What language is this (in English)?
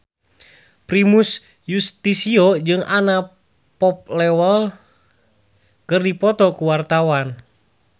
Sundanese